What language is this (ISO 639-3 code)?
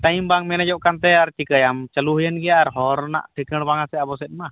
sat